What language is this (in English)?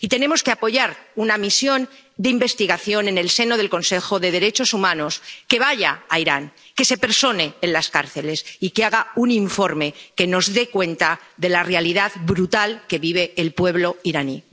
Spanish